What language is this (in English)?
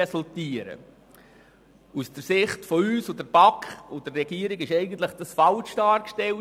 Swiss German